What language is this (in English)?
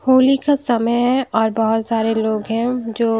Hindi